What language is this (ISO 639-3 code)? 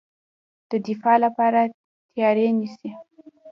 pus